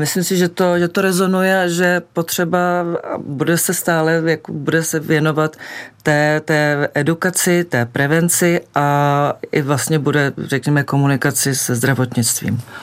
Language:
Czech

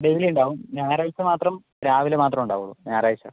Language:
Malayalam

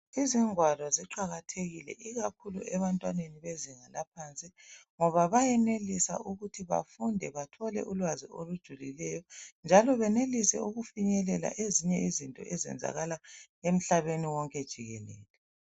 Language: North Ndebele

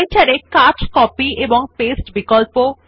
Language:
Bangla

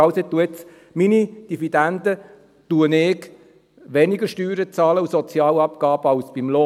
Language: Swiss German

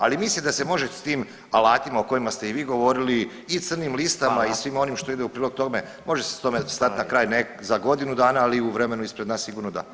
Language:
Croatian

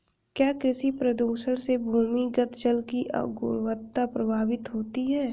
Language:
Hindi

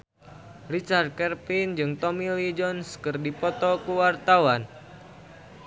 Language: Sundanese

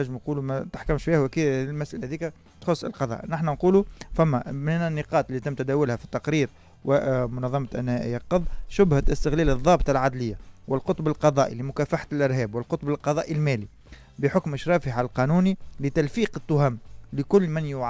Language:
Arabic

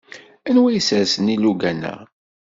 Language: Kabyle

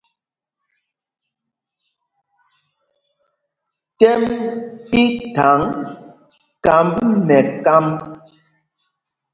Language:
Mpumpong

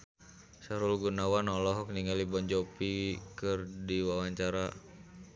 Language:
Sundanese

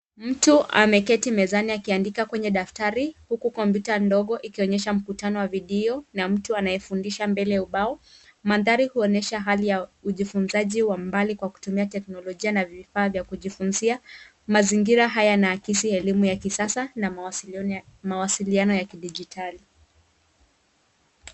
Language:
Swahili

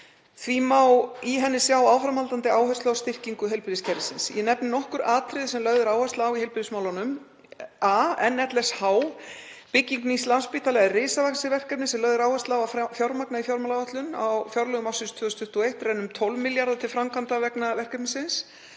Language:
Icelandic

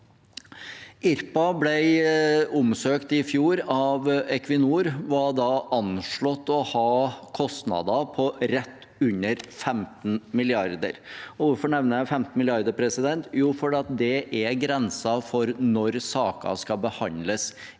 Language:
Norwegian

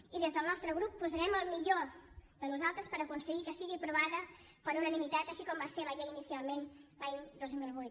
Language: Catalan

